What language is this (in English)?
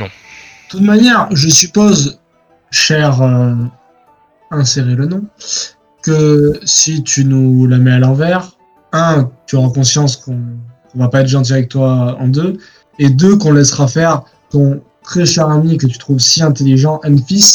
French